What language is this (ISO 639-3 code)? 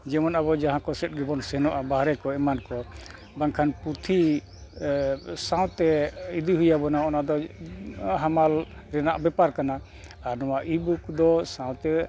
sat